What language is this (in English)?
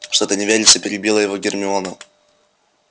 Russian